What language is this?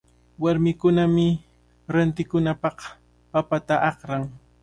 Cajatambo North Lima Quechua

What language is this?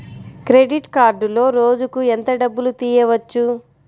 Telugu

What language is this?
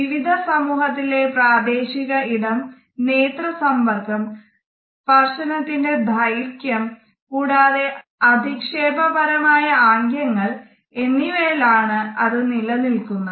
Malayalam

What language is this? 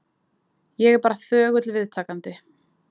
Icelandic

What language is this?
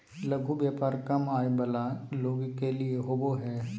Magahi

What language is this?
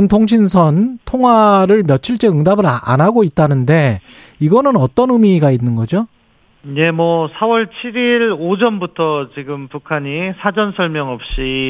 Korean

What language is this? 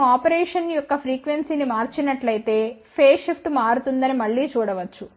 Telugu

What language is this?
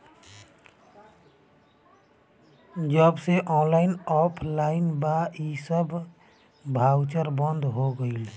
Bhojpuri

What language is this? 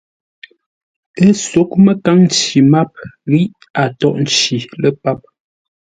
Ngombale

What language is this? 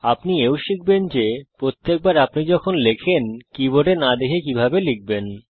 Bangla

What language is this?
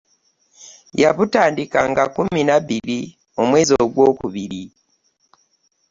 Ganda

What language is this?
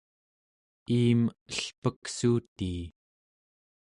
Central Yupik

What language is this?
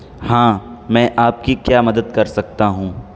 Urdu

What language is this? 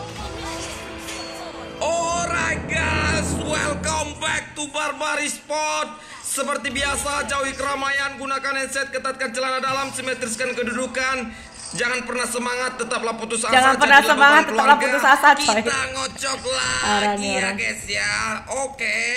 Indonesian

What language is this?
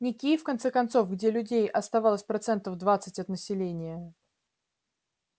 Russian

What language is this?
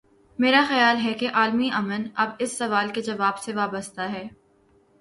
Urdu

